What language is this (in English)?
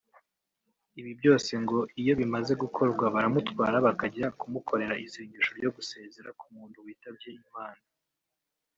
Kinyarwanda